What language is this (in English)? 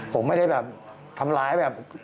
Thai